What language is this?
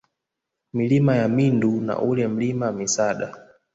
Swahili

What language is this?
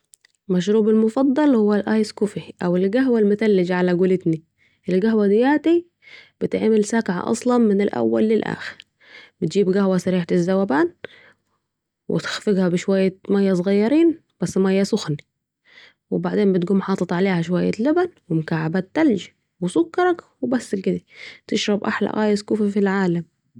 Saidi Arabic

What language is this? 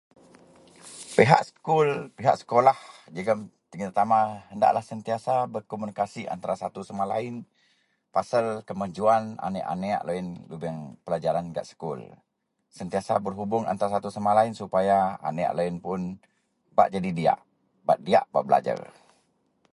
Central Melanau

